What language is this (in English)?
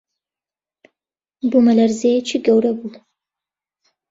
Central Kurdish